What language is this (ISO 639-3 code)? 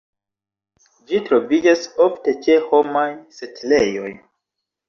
epo